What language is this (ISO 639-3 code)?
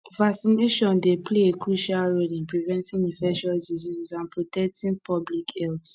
pcm